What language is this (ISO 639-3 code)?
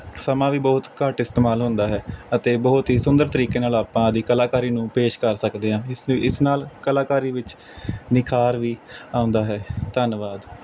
pan